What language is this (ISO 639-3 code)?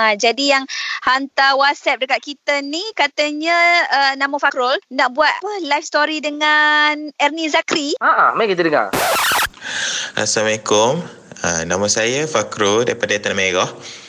msa